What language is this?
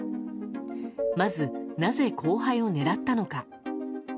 Japanese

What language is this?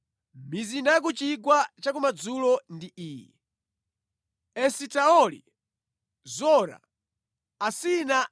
Nyanja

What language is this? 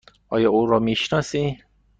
Persian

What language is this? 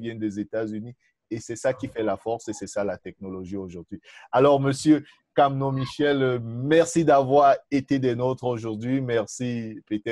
French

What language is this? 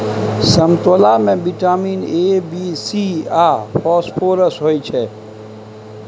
Maithili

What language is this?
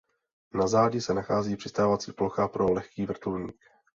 Czech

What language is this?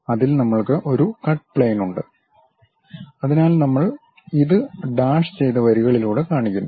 Malayalam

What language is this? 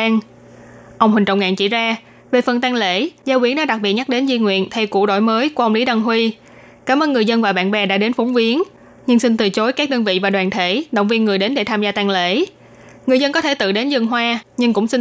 Vietnamese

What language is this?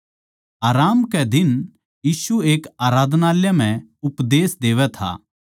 Haryanvi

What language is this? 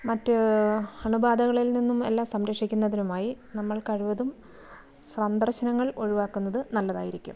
Malayalam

